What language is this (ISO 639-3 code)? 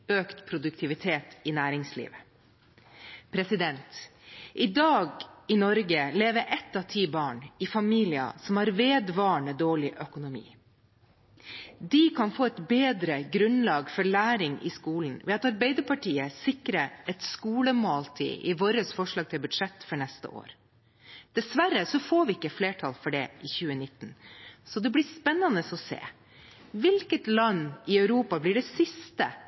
nob